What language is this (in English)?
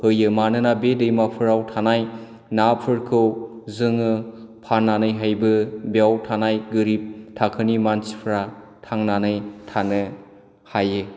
Bodo